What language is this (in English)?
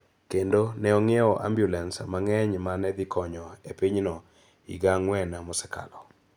Luo (Kenya and Tanzania)